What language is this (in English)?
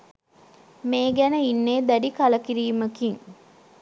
Sinhala